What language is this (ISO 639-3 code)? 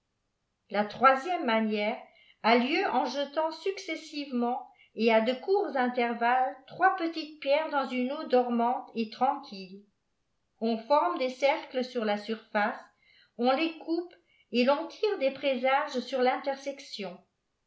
fra